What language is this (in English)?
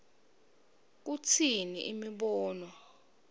Swati